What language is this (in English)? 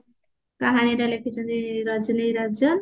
Odia